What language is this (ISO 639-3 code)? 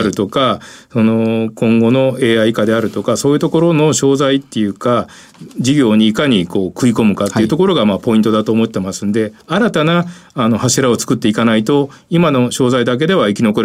jpn